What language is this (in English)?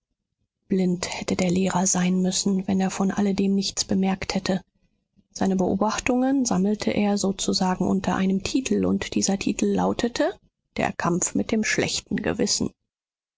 German